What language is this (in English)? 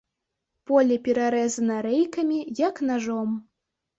Belarusian